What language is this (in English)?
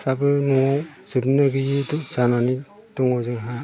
Bodo